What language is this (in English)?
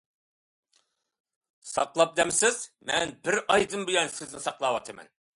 Uyghur